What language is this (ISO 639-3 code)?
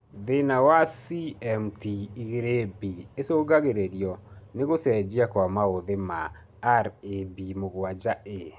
kik